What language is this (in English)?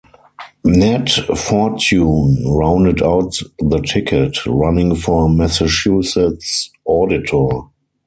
English